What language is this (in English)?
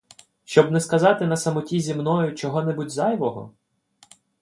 Ukrainian